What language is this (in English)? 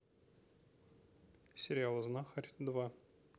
Russian